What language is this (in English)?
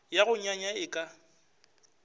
Northern Sotho